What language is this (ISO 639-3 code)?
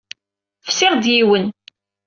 kab